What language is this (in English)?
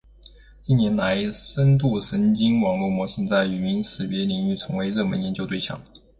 Chinese